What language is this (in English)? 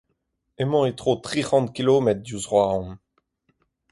Breton